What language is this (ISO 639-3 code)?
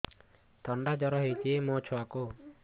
ori